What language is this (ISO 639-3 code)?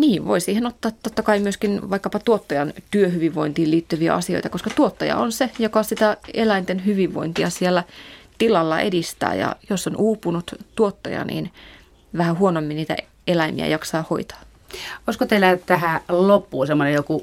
fin